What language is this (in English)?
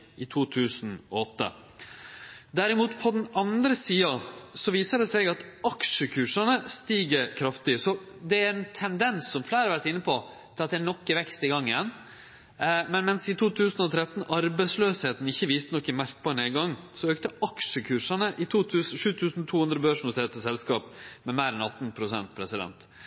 Norwegian Nynorsk